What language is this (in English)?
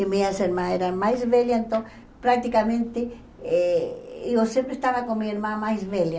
Portuguese